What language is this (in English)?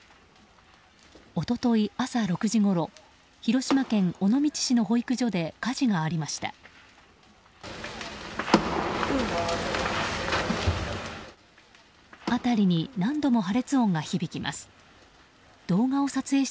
Japanese